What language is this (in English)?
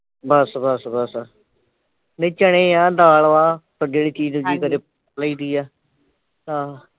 Punjabi